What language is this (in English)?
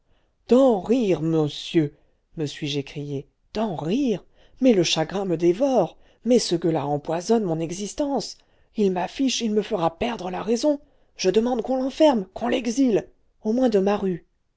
French